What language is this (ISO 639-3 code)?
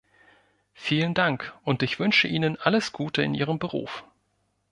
deu